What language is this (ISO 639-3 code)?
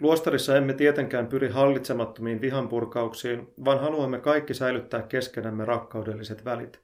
fin